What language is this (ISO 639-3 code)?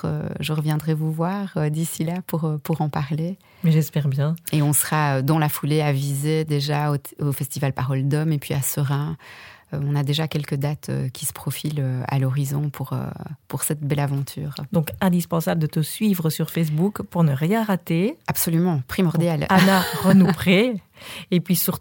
fra